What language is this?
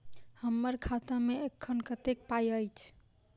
Maithili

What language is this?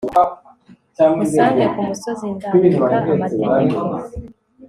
Kinyarwanda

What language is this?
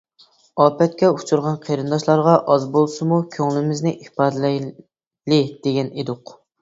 Uyghur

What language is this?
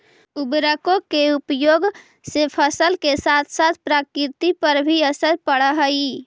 Magahi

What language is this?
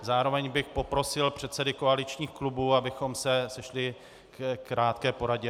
Czech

